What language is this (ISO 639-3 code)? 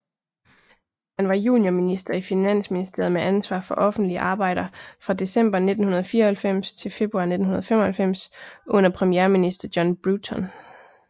dan